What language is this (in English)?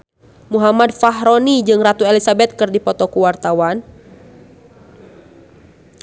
Sundanese